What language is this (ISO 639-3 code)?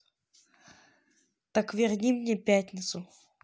rus